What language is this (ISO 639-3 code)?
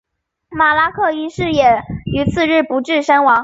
zho